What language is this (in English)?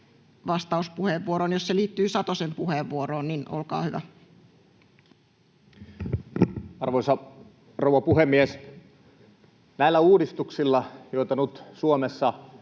Finnish